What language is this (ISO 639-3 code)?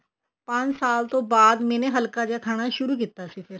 pan